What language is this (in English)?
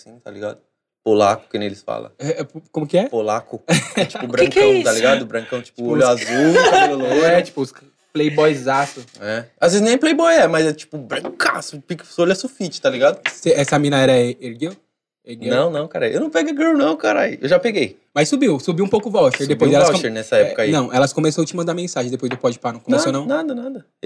Portuguese